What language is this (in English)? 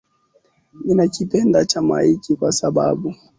Swahili